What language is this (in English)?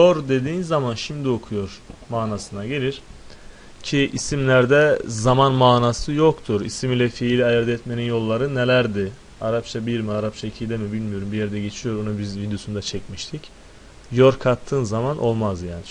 Turkish